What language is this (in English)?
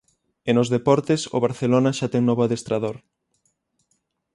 Galician